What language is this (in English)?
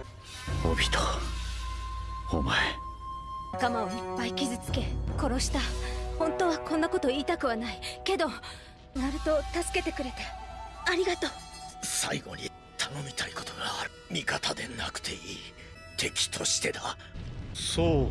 Japanese